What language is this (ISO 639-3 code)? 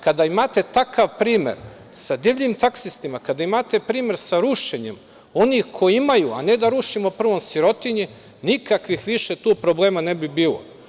srp